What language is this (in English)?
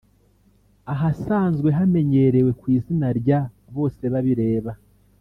Kinyarwanda